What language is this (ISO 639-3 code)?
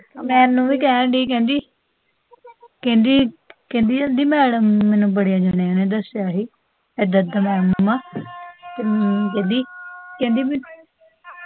pan